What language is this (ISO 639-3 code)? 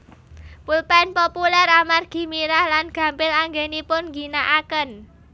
jav